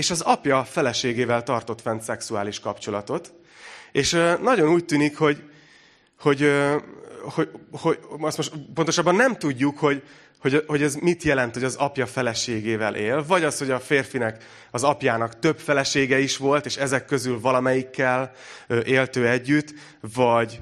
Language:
Hungarian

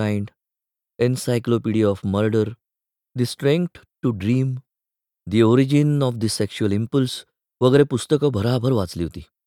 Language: Marathi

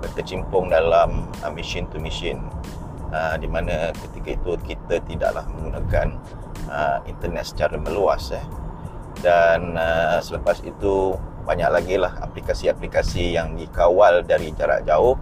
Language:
Malay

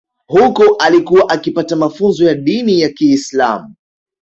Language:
Swahili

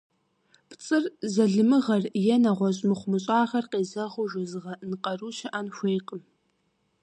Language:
Kabardian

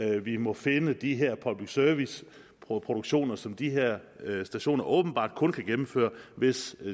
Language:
Danish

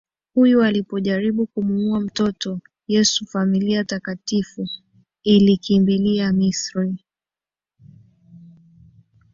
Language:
Swahili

